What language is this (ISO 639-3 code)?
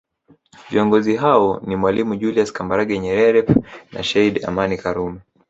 swa